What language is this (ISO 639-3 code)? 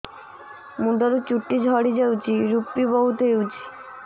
ori